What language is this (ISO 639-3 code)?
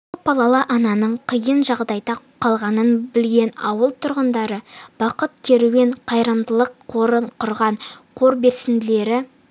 kaz